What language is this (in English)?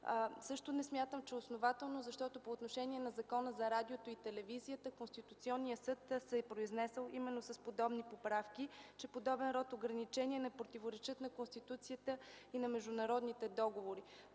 Bulgarian